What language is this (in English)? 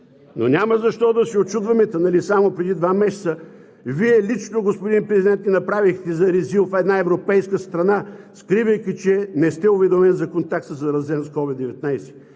Bulgarian